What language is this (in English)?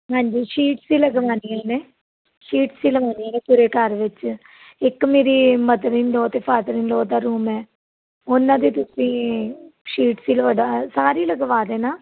Punjabi